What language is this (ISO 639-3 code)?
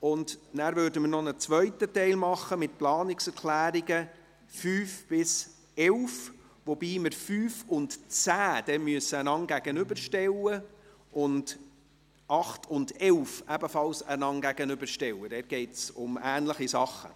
gsw